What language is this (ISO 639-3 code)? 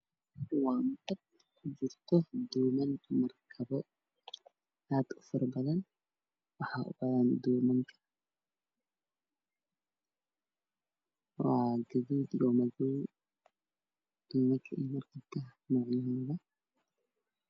som